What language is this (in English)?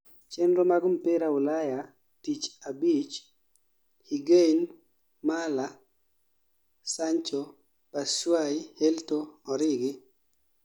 Luo (Kenya and Tanzania)